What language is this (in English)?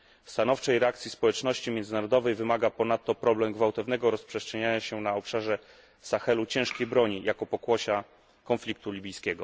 Polish